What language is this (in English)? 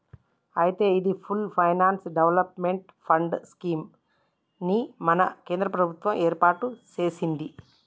Telugu